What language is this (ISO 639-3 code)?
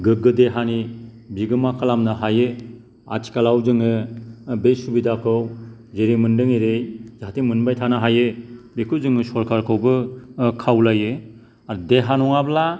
brx